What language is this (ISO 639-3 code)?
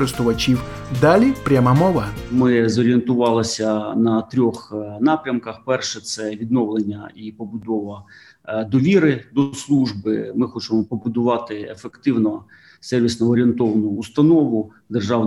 ukr